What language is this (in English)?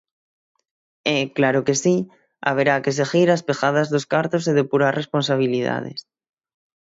Galician